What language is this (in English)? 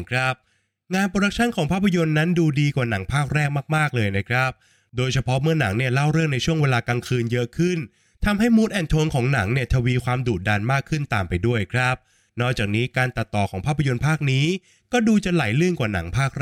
Thai